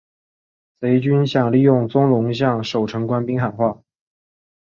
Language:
Chinese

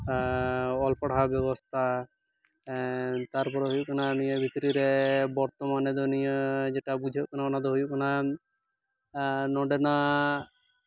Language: Santali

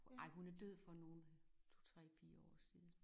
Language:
Danish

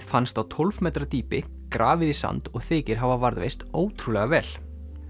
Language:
Icelandic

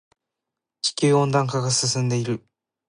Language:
Japanese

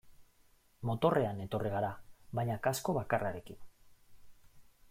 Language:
Basque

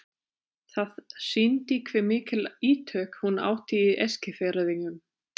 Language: Icelandic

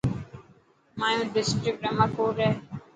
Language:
Dhatki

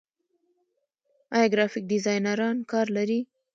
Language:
Pashto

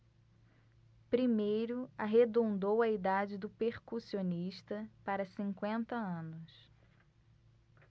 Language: Portuguese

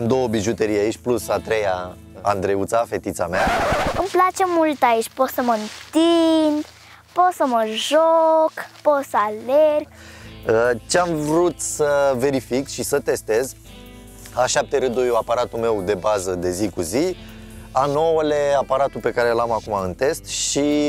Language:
Romanian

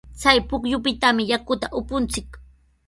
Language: Sihuas Ancash Quechua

